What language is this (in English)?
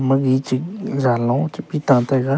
Wancho Naga